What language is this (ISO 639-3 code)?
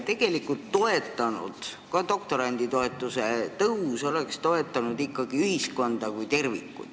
est